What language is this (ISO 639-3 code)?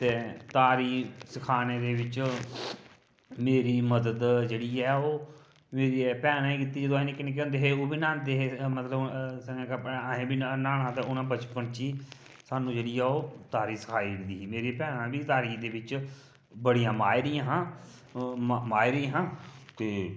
doi